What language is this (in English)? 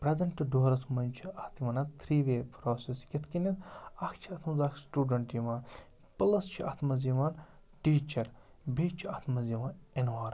Kashmiri